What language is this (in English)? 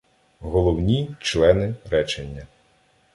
Ukrainian